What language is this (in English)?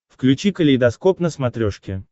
Russian